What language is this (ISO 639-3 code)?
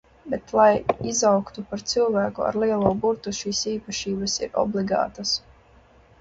lav